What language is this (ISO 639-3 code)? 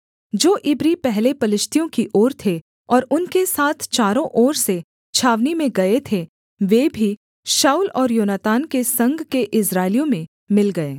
hin